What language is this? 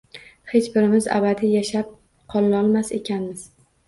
Uzbek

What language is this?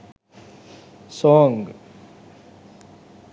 Sinhala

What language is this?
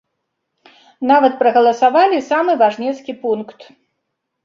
Belarusian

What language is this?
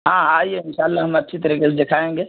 Urdu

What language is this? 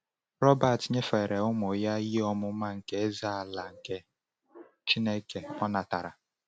Igbo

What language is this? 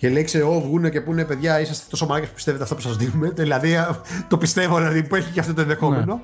Greek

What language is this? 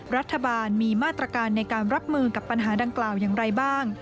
Thai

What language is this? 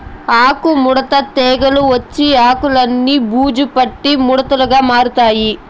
Telugu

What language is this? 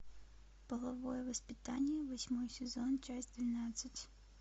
Russian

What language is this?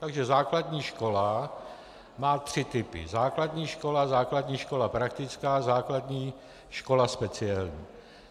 Czech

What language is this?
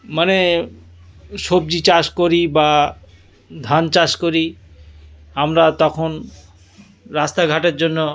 Bangla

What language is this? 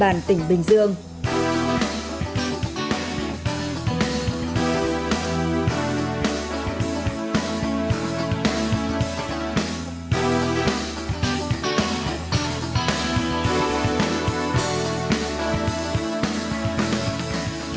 Vietnamese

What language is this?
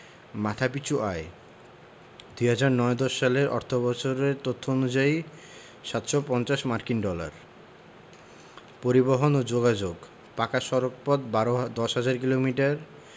Bangla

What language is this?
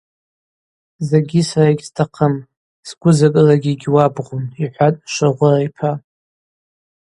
Abaza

